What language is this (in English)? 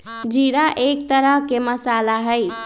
Magahi